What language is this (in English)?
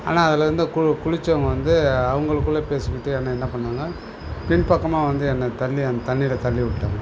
Tamil